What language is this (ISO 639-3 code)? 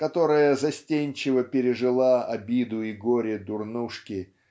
rus